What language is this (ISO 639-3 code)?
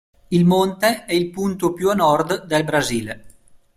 ita